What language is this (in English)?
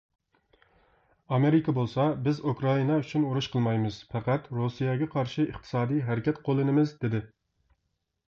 Uyghur